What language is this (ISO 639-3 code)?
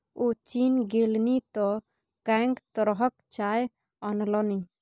mai